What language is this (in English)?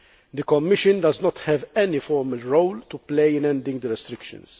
English